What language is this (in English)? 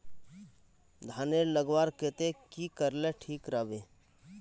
Magahi